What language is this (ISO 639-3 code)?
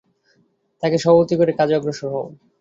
ben